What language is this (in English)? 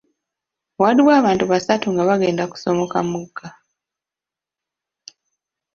Ganda